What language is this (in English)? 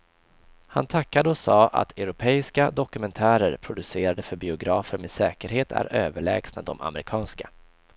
Swedish